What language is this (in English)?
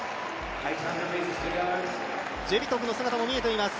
Japanese